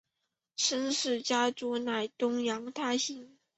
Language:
Chinese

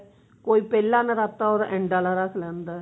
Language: Punjabi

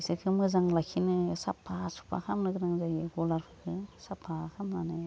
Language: Bodo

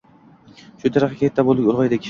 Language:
Uzbek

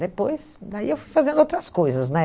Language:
Portuguese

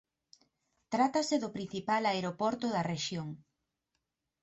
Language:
Galician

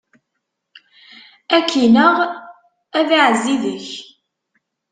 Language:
Kabyle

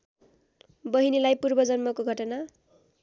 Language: Nepali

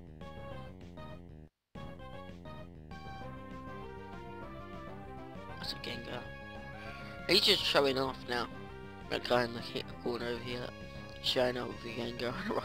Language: English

